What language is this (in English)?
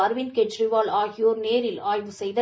Tamil